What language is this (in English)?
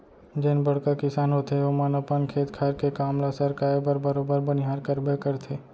Chhattisgarhi